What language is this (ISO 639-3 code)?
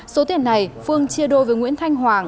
vie